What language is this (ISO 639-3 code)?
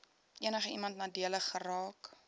afr